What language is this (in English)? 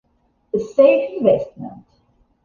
Italian